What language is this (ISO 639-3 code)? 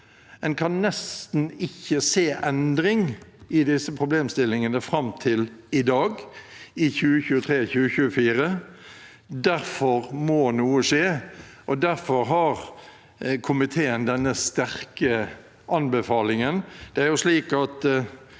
nor